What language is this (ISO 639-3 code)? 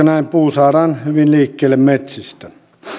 fin